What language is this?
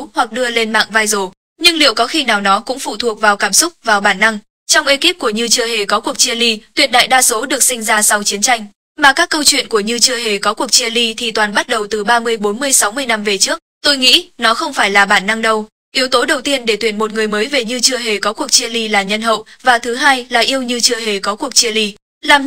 Vietnamese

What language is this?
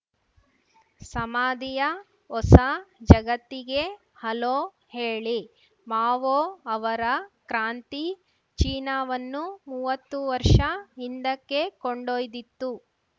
Kannada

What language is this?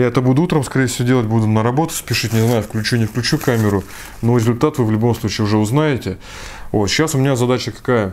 Russian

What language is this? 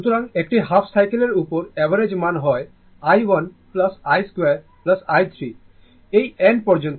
Bangla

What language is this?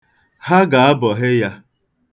Igbo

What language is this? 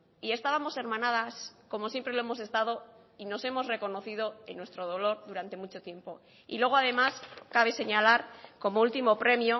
Spanish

